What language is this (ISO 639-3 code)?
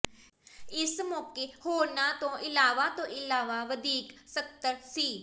pan